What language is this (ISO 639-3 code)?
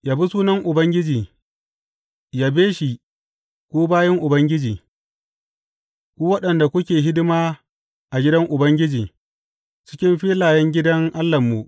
hau